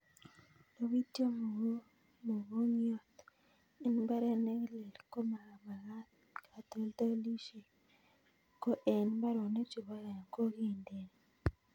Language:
Kalenjin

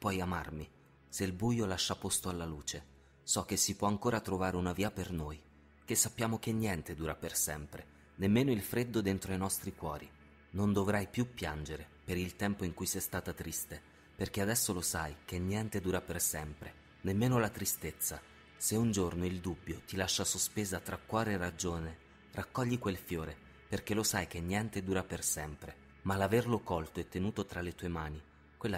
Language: Italian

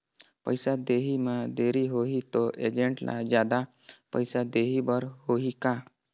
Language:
Chhattisgarhi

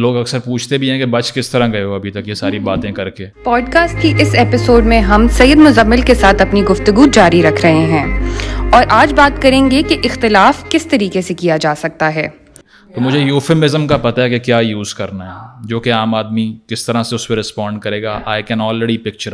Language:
Urdu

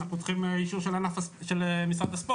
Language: Hebrew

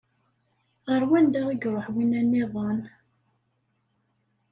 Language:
Kabyle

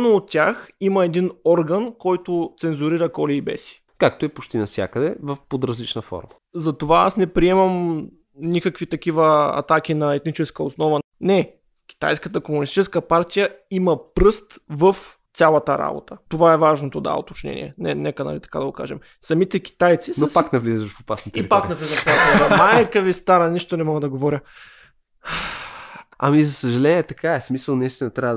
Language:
Bulgarian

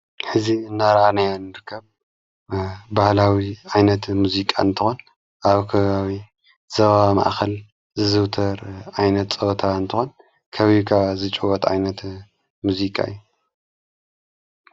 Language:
Tigrinya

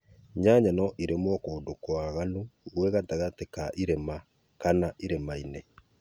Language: Kikuyu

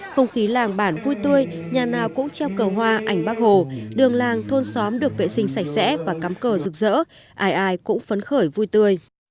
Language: Vietnamese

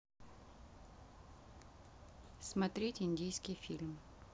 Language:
Russian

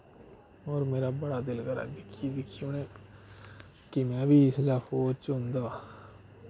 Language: Dogri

